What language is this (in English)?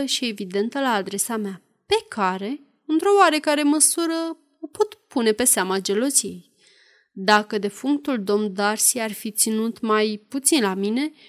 Romanian